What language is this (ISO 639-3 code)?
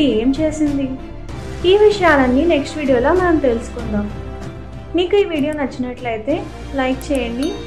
tel